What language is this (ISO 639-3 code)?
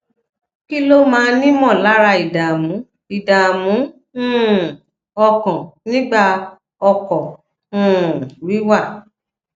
yor